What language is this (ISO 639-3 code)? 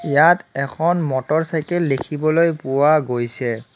asm